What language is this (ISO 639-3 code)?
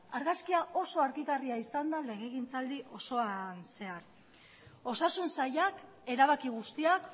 eus